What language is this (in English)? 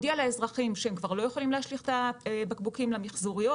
Hebrew